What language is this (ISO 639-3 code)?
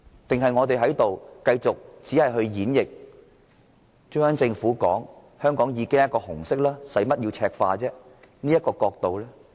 yue